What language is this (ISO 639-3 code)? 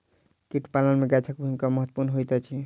mai